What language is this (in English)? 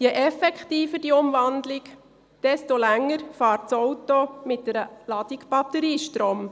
Swiss German